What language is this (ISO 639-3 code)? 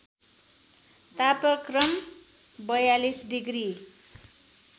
nep